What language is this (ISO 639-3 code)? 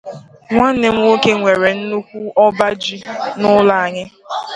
ibo